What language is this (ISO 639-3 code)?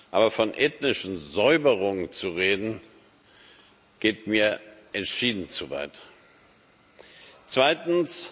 deu